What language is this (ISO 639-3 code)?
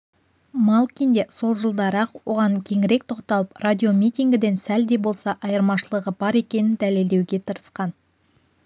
kaz